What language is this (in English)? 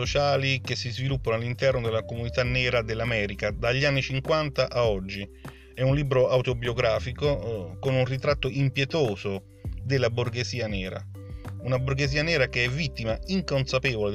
Italian